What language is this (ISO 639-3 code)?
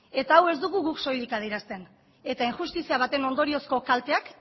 eus